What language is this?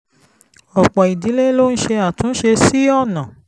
Yoruba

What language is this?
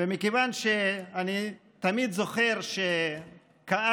Hebrew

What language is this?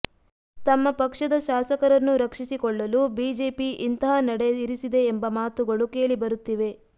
Kannada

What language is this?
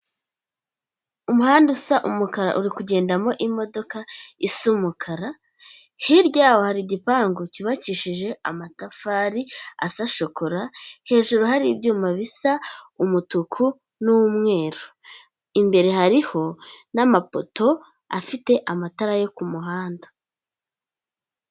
Kinyarwanda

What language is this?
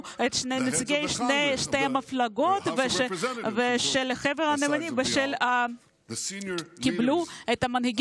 Hebrew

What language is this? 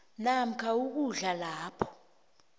South Ndebele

